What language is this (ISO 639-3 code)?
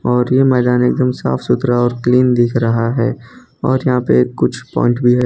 hin